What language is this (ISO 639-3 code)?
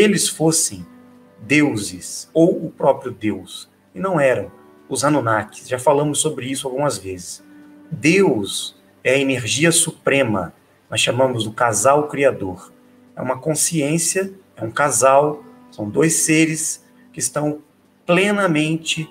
por